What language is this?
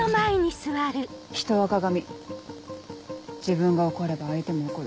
Japanese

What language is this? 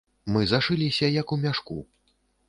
Belarusian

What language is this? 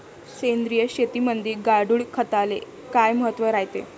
Marathi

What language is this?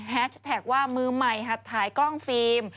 Thai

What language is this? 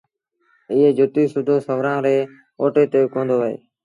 Sindhi Bhil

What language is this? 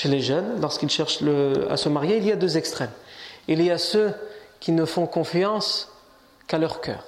French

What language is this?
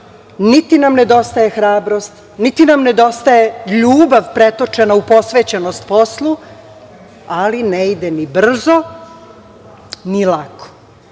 Serbian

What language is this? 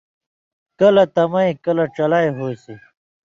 Indus Kohistani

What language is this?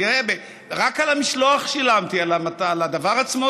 Hebrew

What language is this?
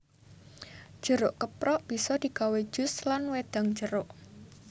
Javanese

